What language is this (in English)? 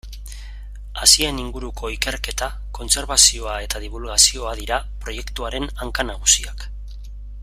Basque